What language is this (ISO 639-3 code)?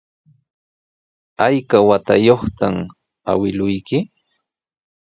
qws